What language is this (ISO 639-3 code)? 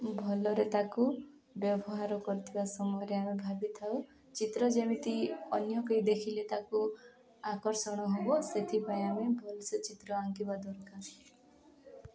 ori